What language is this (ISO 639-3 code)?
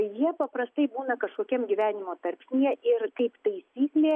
lit